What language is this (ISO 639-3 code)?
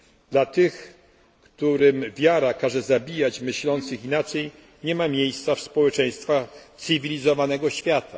pol